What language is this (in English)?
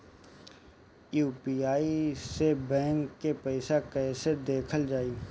Bhojpuri